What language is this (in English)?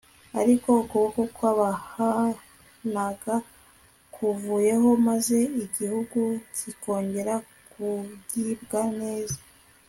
Kinyarwanda